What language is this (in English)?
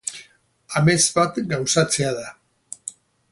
Basque